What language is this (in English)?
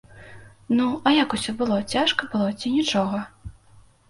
Belarusian